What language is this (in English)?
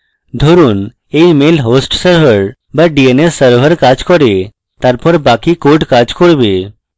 Bangla